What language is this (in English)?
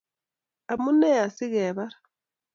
Kalenjin